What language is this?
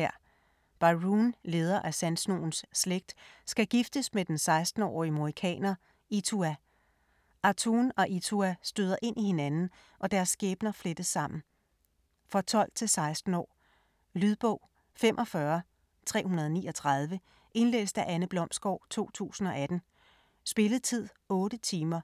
Danish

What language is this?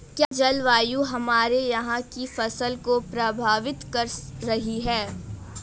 Hindi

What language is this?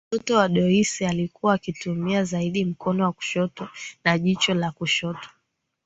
Swahili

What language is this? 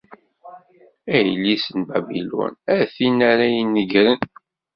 Kabyle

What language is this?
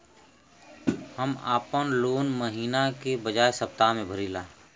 Bhojpuri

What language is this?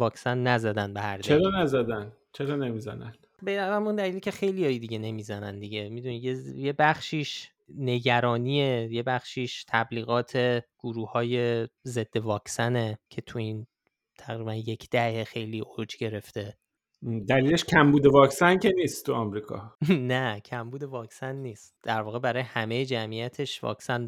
Persian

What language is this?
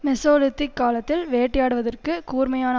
Tamil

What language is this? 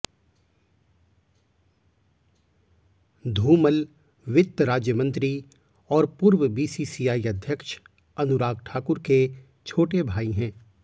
Hindi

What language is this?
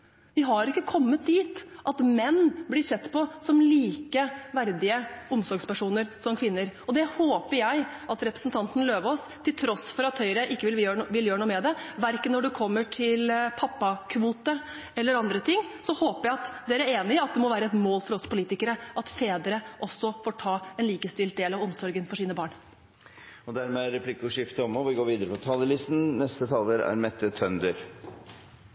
Norwegian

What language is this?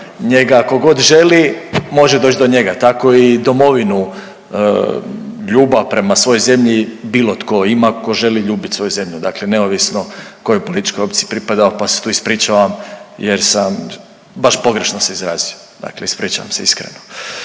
Croatian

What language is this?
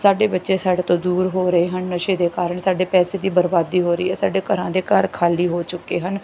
Punjabi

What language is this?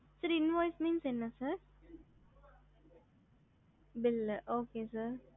Tamil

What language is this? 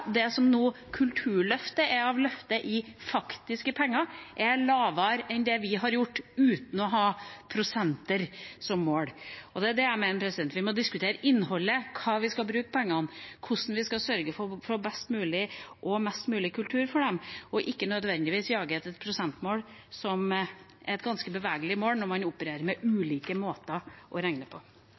Norwegian Bokmål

